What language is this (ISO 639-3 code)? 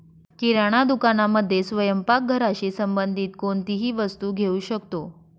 mar